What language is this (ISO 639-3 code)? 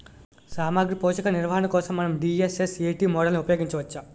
tel